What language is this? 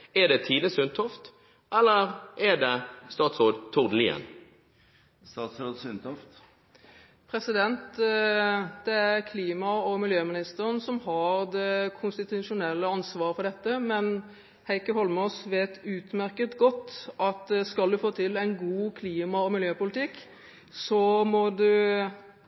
Norwegian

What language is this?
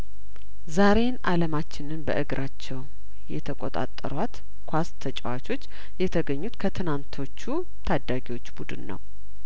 Amharic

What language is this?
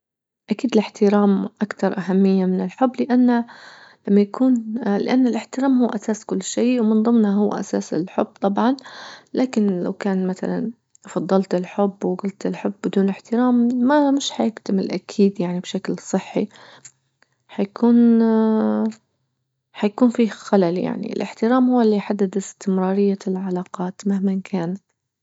Libyan Arabic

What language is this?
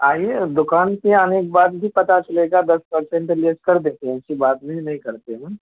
Urdu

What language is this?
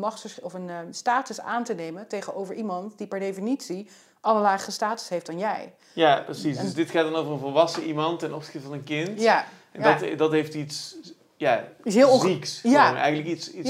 Dutch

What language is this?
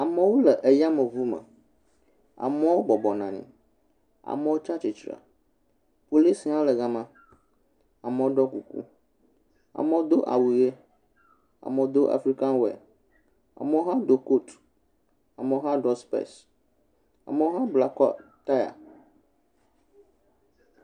Ewe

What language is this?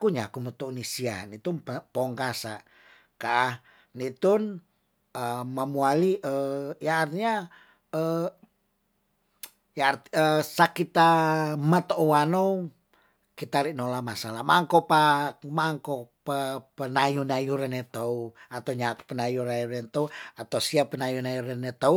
Tondano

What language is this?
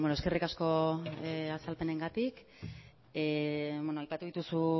Basque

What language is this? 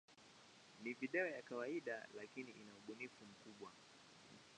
Swahili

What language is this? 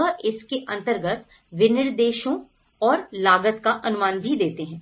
Hindi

